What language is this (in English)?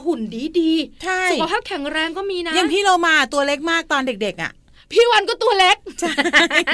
Thai